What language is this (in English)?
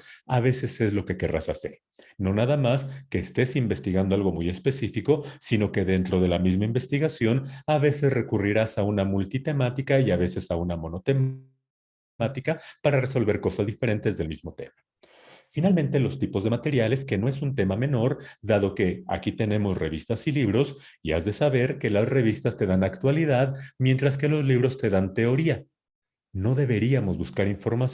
Spanish